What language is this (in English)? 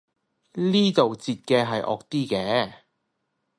Cantonese